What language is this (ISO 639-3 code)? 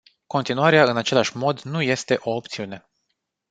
ron